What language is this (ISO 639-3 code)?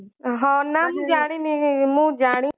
ori